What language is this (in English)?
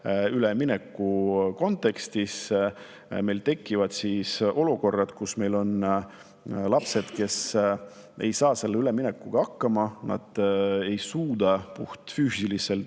Estonian